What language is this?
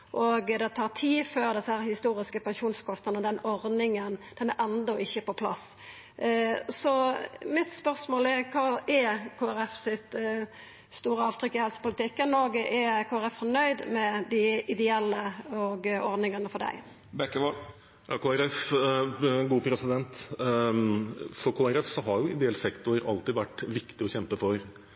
Norwegian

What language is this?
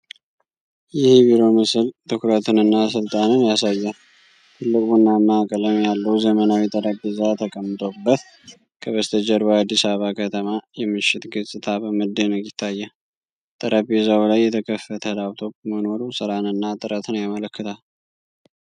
Amharic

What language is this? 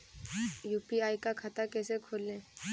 Hindi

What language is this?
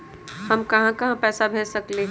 Magahi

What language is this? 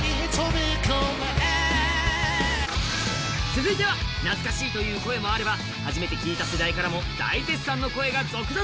Japanese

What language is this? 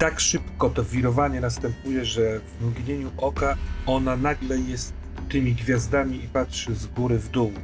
Polish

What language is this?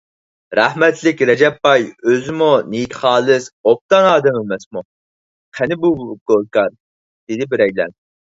Uyghur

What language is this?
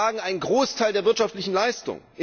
German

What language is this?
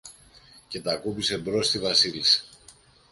Greek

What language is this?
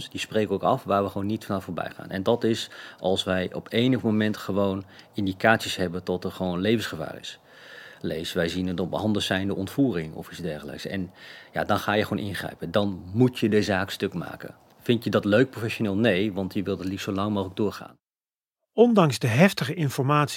Dutch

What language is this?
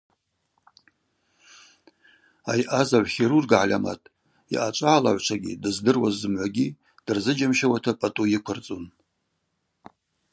Abaza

